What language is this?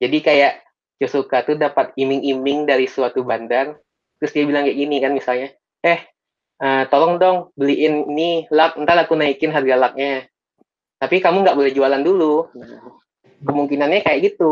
Indonesian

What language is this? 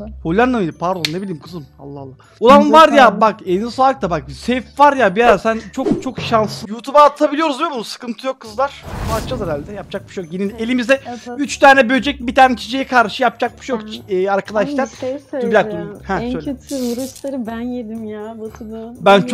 Turkish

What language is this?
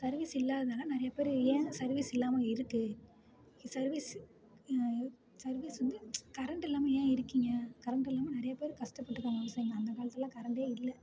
Tamil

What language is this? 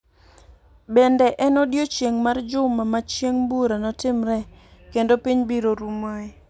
Luo (Kenya and Tanzania)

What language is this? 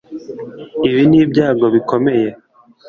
Kinyarwanda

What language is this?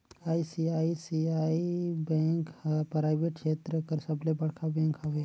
Chhattisgarhi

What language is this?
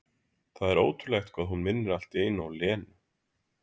Icelandic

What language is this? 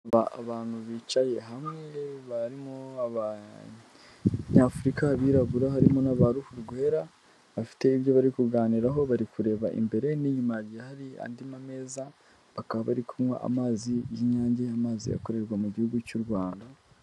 Kinyarwanda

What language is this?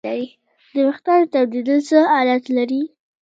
Pashto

